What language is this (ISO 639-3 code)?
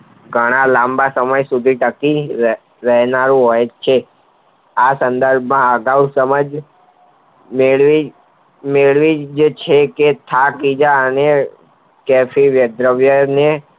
guj